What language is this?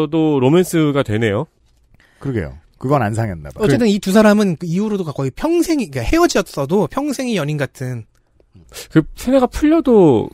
Korean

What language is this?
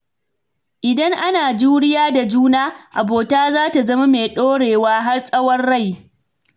Hausa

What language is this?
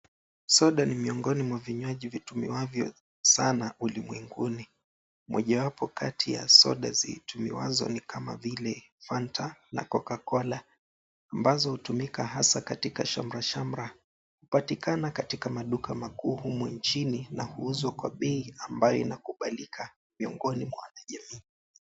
Swahili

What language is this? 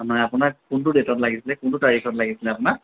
Assamese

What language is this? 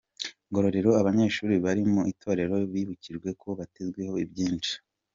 Kinyarwanda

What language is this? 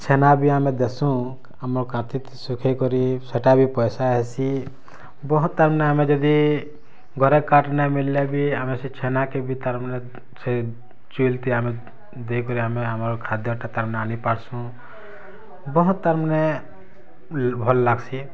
Odia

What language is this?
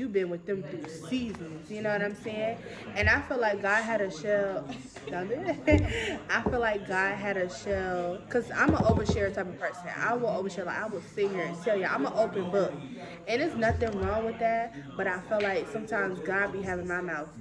English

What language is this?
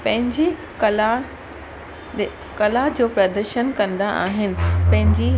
Sindhi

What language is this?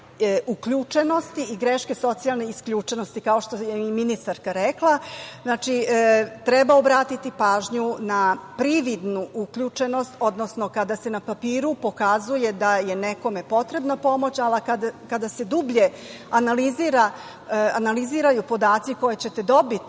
Serbian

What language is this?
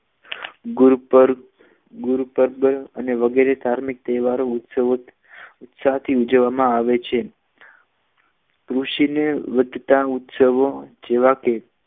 Gujarati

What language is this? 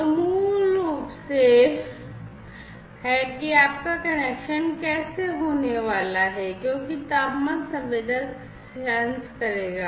Hindi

